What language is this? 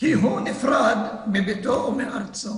Hebrew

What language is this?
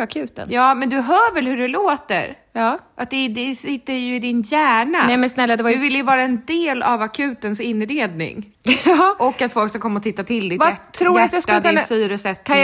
Swedish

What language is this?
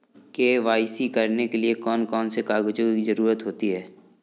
Hindi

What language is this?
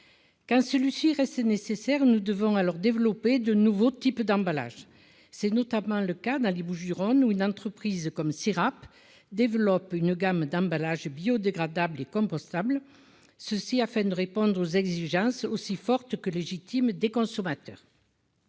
French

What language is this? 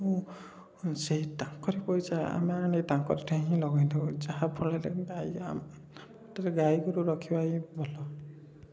Odia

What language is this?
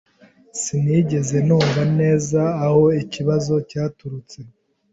Kinyarwanda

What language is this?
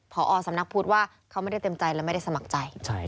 Thai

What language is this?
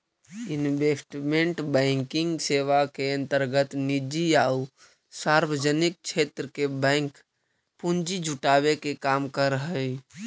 Magahi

